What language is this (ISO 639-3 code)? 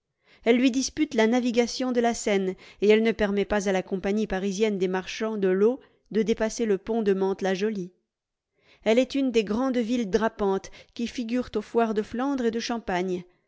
fra